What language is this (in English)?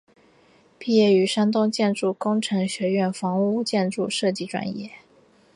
Chinese